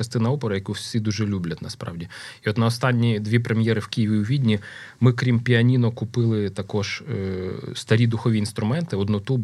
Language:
Ukrainian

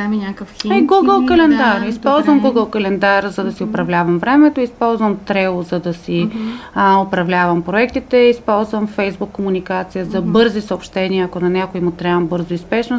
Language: Bulgarian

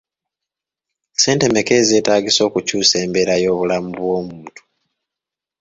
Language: Ganda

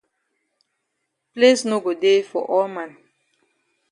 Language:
Cameroon Pidgin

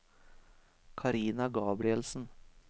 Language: Norwegian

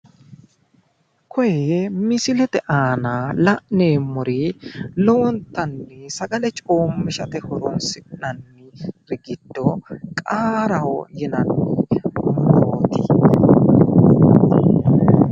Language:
Sidamo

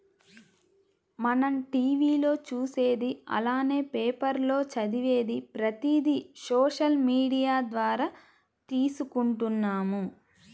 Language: Telugu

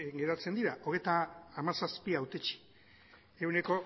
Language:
Basque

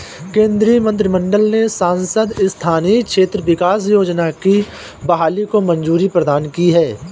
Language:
Hindi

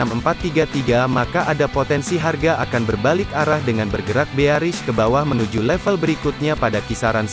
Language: Indonesian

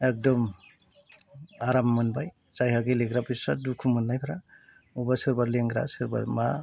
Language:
Bodo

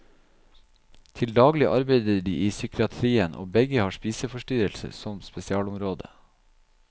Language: Norwegian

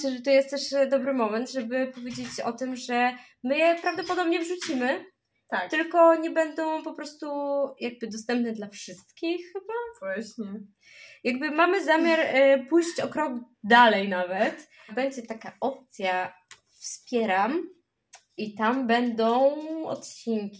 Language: Polish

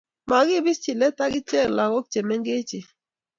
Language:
Kalenjin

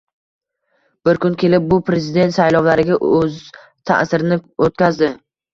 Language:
Uzbek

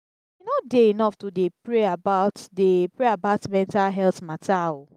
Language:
Nigerian Pidgin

